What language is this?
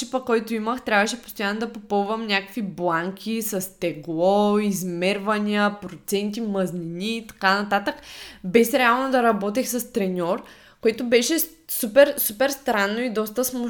Bulgarian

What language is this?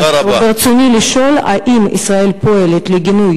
Hebrew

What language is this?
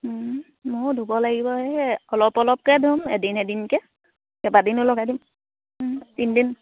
Assamese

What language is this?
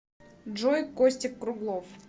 Russian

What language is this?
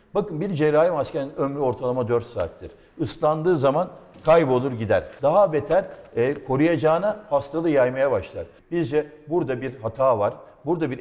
Turkish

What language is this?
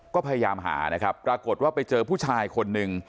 Thai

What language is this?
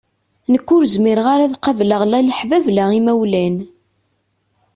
Kabyle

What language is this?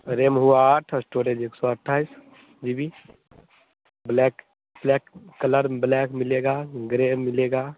Hindi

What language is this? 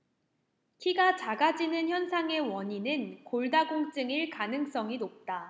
Korean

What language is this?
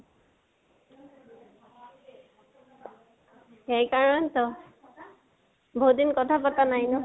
Assamese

